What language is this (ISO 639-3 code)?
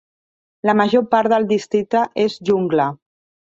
cat